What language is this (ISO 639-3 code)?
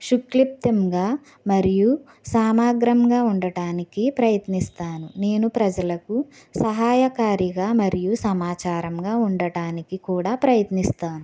tel